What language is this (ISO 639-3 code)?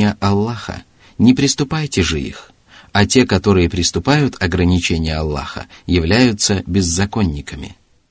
rus